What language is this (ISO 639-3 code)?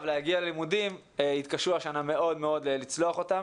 heb